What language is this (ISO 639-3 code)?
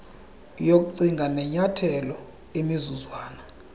xho